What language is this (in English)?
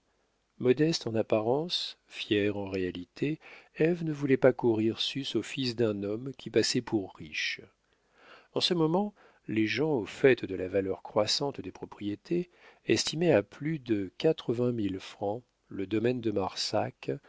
French